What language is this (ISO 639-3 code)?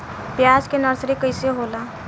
bho